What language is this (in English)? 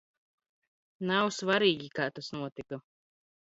Latvian